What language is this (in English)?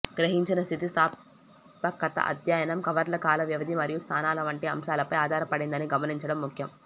Telugu